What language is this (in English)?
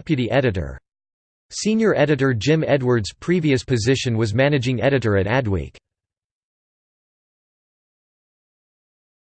English